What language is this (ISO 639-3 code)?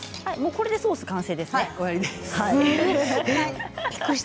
jpn